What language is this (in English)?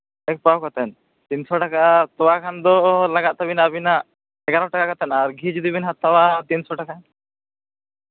Santali